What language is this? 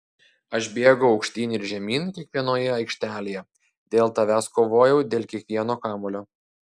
Lithuanian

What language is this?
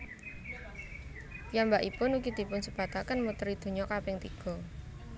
Javanese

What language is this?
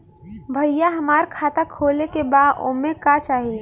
Bhojpuri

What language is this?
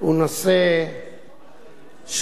Hebrew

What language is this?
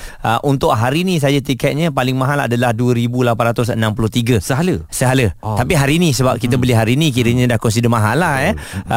Malay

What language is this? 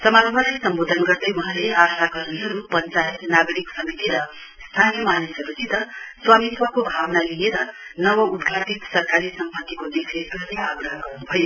Nepali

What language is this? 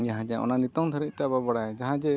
Santali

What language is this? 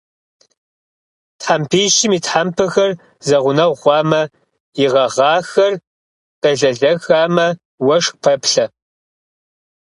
Kabardian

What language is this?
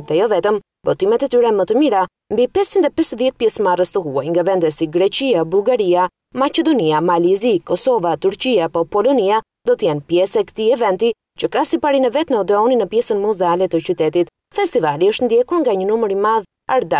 Lithuanian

